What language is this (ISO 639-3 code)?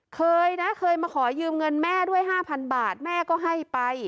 tha